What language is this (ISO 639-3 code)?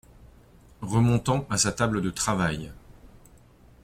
fra